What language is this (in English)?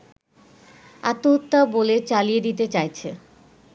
Bangla